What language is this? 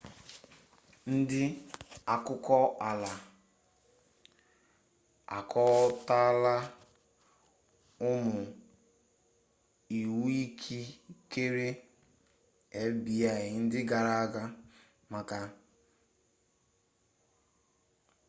Igbo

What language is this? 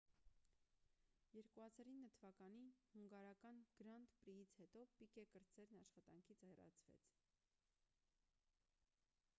Armenian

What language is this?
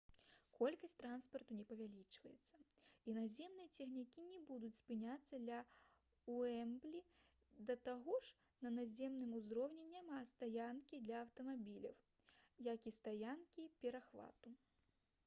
Belarusian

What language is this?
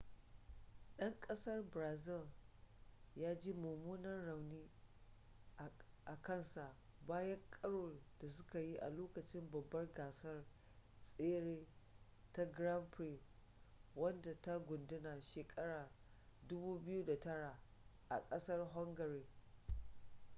Hausa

